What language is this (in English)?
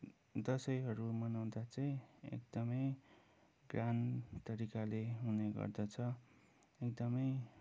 Nepali